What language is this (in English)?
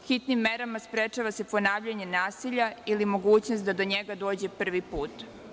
Serbian